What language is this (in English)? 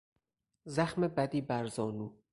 Persian